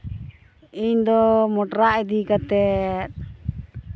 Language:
Santali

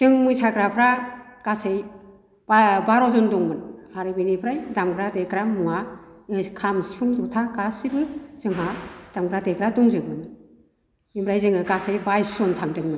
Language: Bodo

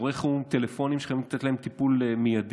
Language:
Hebrew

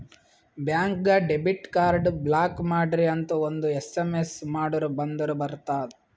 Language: Kannada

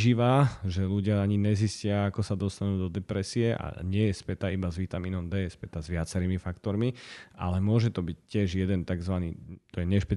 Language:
Slovak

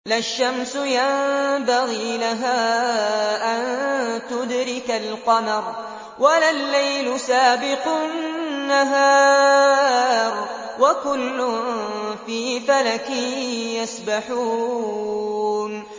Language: Arabic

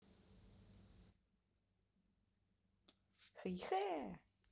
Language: Russian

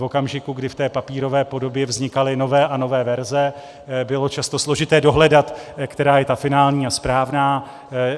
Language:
Czech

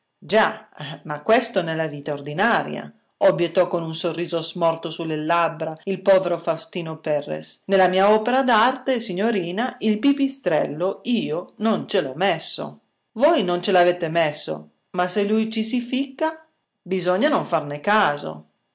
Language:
Italian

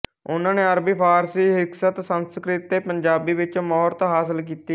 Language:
Punjabi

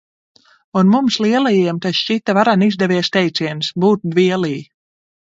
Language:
Latvian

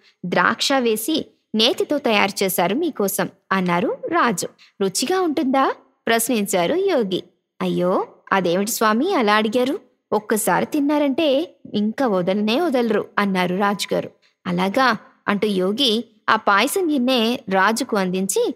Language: Telugu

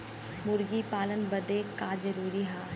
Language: Bhojpuri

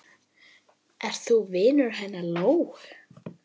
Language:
Icelandic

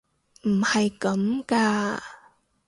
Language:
Cantonese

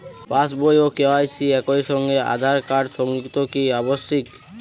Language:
Bangla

